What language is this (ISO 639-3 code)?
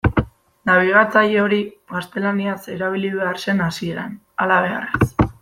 eus